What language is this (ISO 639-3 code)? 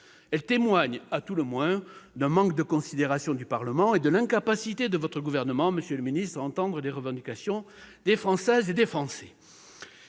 fra